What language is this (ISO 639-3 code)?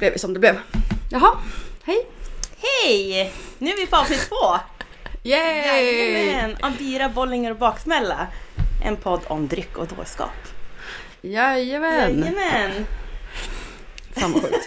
swe